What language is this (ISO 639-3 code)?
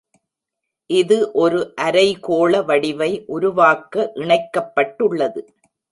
tam